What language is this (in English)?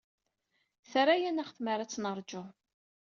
Kabyle